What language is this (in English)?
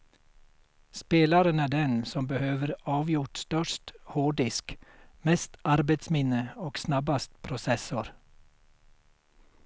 Swedish